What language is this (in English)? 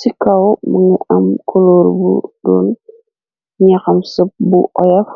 Wolof